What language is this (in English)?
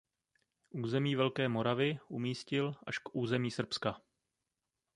Czech